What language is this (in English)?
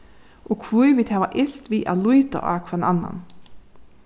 Faroese